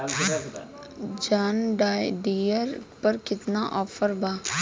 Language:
Bhojpuri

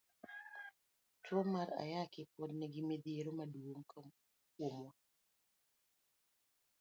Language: Luo (Kenya and Tanzania)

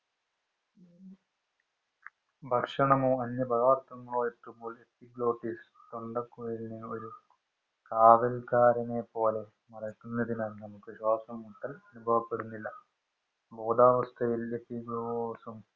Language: Malayalam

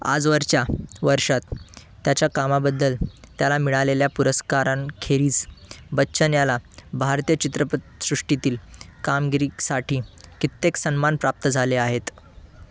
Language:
Marathi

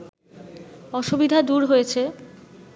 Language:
Bangla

